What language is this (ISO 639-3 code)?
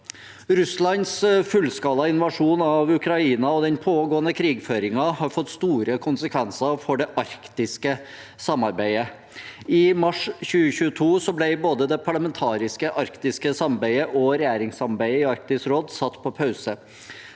nor